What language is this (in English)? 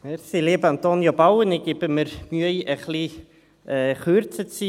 Swiss German